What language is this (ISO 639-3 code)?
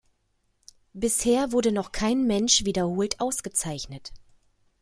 deu